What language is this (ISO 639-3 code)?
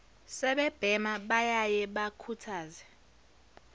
zul